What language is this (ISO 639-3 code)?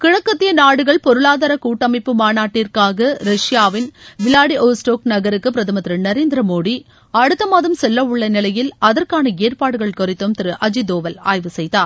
tam